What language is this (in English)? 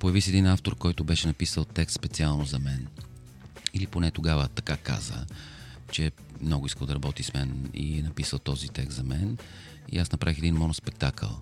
Bulgarian